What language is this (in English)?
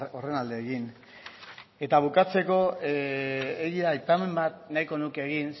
Basque